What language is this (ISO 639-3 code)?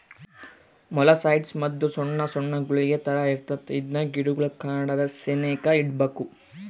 kan